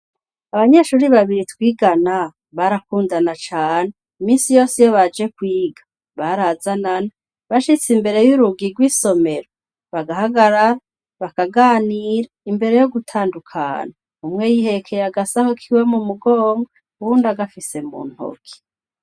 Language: Rundi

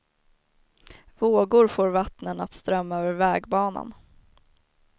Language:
Swedish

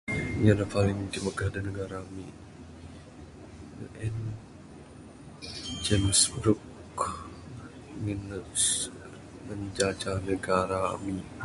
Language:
Bukar-Sadung Bidayuh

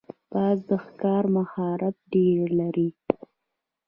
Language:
Pashto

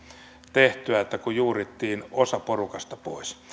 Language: Finnish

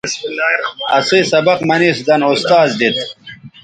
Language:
Bateri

